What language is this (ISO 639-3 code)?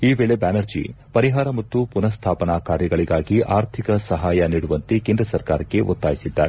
kan